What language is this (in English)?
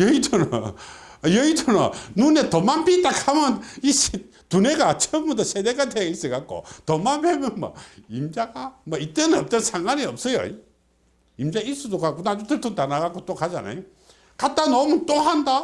Korean